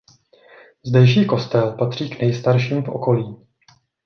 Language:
Czech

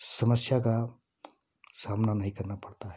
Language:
Hindi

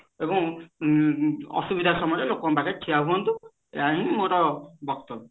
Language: Odia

